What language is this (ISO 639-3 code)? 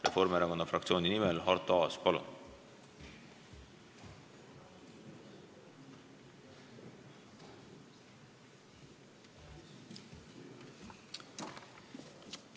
est